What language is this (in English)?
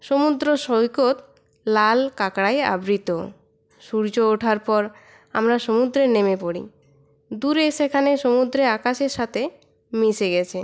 Bangla